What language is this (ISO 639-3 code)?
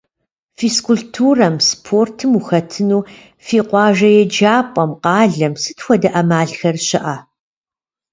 kbd